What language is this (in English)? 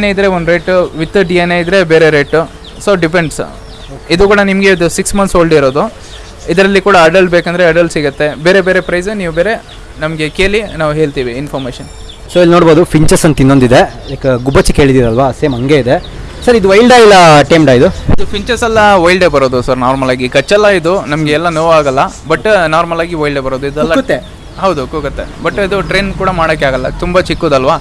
Kannada